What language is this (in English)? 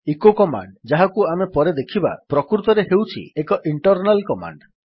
Odia